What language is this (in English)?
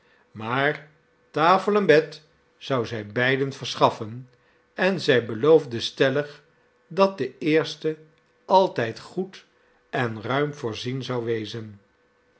Dutch